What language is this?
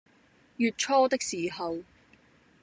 Cantonese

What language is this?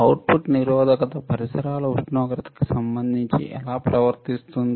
Telugu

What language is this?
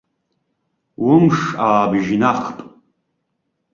Abkhazian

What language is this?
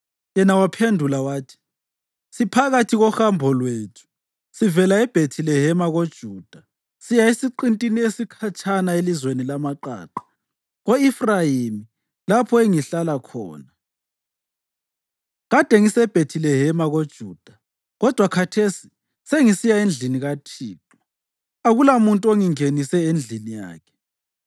North Ndebele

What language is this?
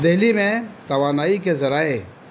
Urdu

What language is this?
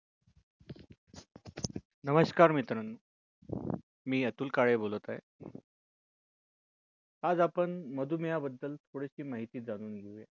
Marathi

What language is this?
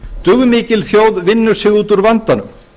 Icelandic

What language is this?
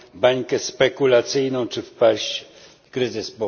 Polish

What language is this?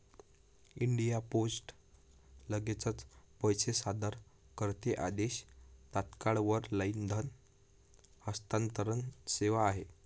Marathi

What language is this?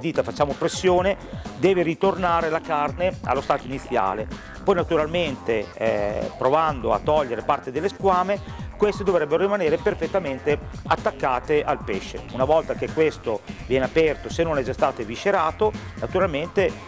Italian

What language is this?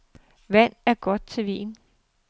Danish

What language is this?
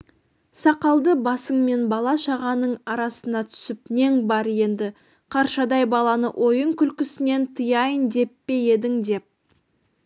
Kazakh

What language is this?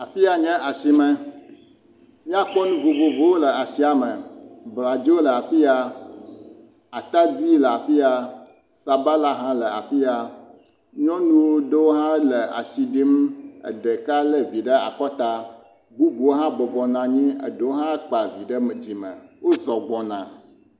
Ewe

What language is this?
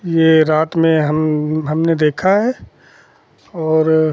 Hindi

